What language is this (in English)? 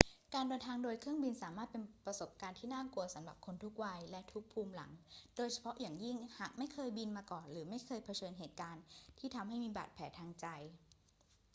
Thai